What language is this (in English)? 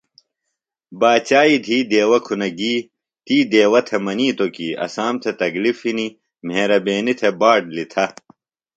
Phalura